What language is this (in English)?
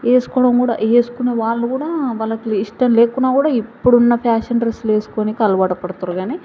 Telugu